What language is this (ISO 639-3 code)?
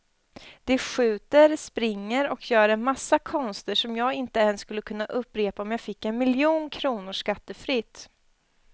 swe